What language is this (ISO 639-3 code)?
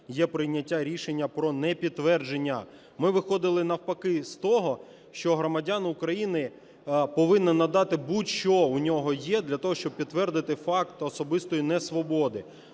ukr